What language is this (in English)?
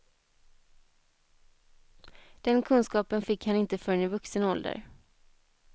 Swedish